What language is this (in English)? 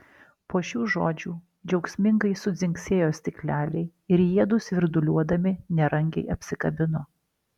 Lithuanian